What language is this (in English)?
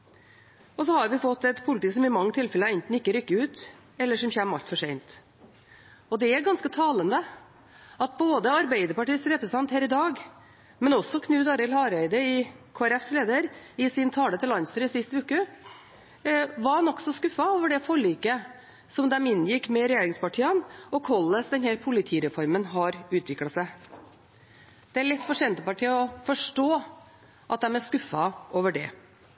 Norwegian Bokmål